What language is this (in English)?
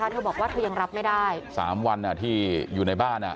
Thai